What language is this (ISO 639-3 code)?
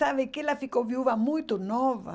por